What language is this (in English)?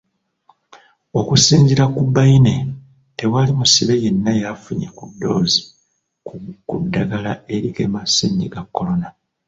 Ganda